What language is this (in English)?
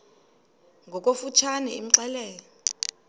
Xhosa